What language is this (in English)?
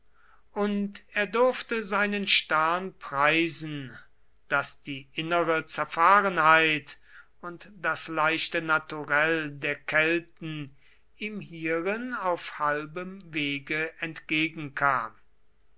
German